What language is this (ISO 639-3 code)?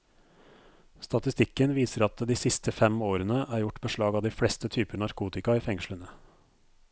nor